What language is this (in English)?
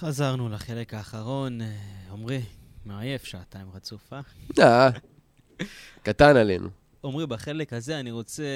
Hebrew